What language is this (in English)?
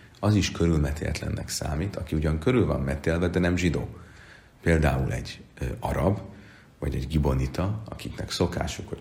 Hungarian